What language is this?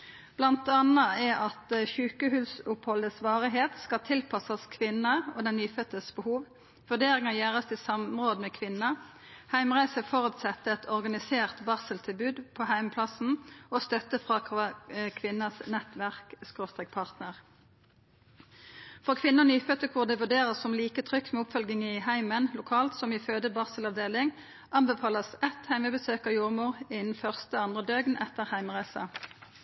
Norwegian Nynorsk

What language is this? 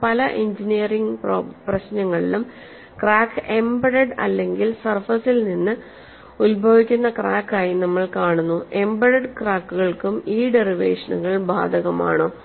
Malayalam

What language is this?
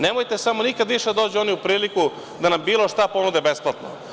Serbian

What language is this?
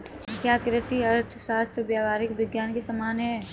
Hindi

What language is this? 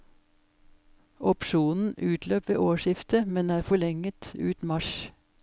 Norwegian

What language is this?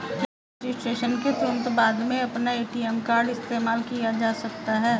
Hindi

